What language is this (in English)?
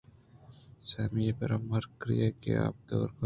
Eastern Balochi